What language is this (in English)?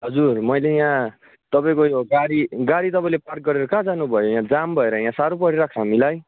Nepali